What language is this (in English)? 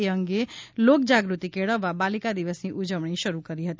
Gujarati